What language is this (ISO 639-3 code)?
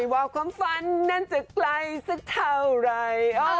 tha